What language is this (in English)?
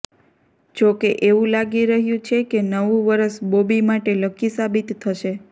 Gujarati